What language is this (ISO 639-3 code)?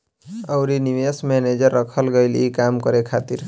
bho